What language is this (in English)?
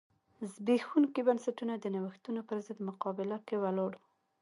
Pashto